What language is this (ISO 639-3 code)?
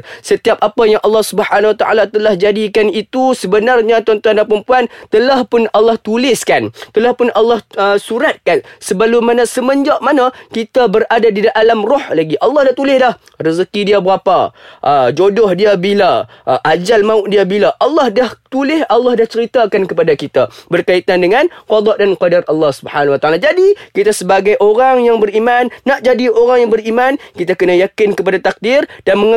msa